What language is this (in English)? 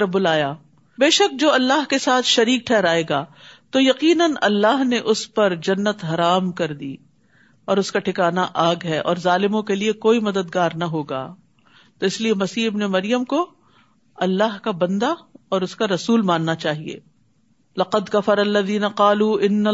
Urdu